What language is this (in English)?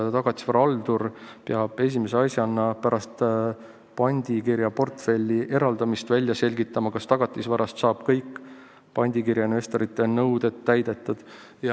Estonian